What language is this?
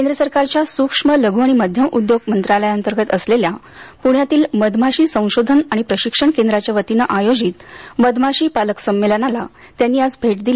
Marathi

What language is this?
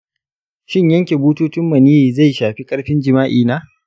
Hausa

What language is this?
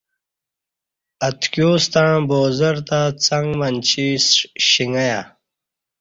Kati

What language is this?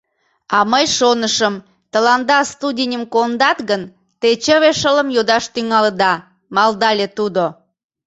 Mari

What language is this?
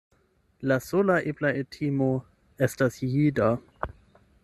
Esperanto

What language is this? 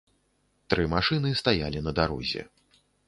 Belarusian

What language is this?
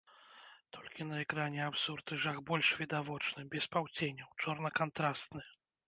Belarusian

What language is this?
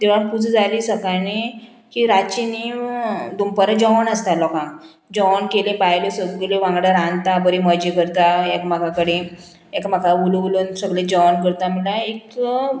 Konkani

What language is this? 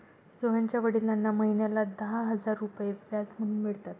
Marathi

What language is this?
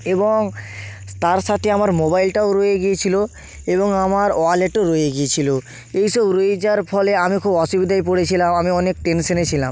Bangla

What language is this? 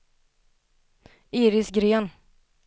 Swedish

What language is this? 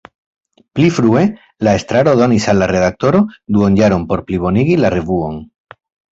Esperanto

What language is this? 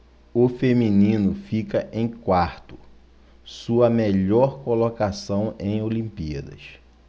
Portuguese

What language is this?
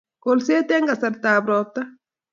Kalenjin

